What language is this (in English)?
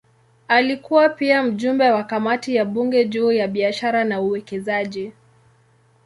Swahili